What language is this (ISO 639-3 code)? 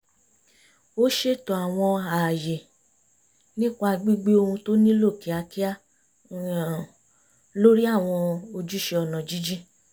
yor